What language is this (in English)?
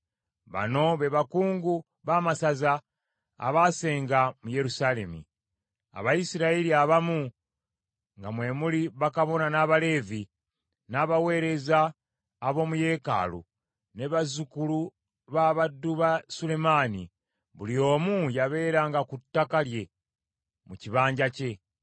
Ganda